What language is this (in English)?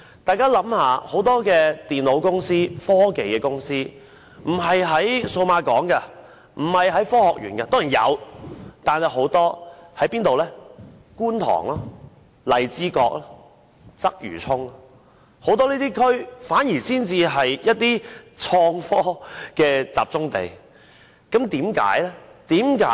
Cantonese